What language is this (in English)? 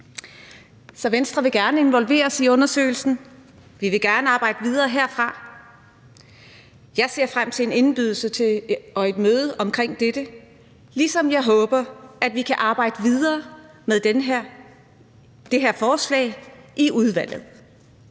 Danish